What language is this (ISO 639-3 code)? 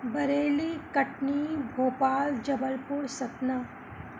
snd